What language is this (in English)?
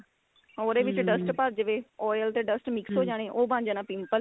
Punjabi